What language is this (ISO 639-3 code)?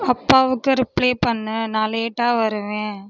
tam